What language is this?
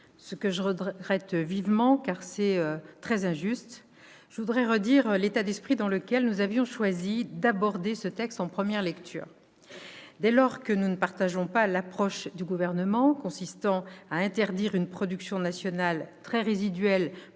French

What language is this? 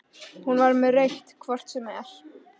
Icelandic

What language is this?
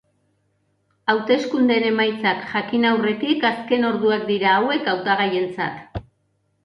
Basque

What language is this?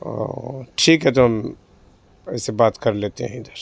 Urdu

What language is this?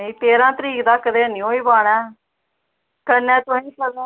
Dogri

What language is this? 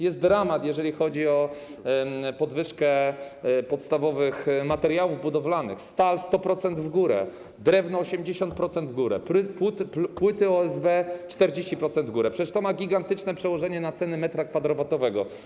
Polish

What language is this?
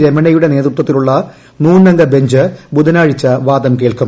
Malayalam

